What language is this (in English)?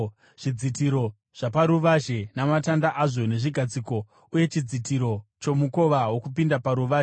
Shona